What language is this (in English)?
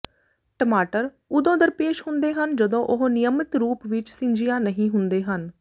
Punjabi